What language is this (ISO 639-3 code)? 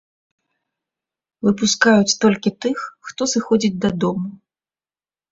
bel